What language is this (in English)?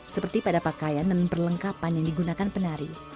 Indonesian